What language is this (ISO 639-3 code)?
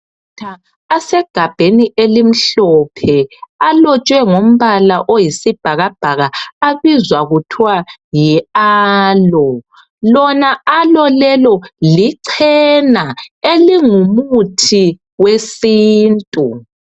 nde